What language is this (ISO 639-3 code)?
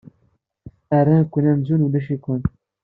kab